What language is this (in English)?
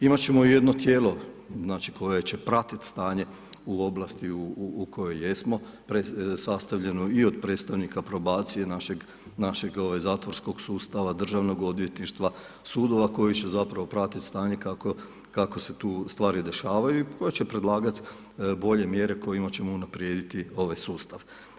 Croatian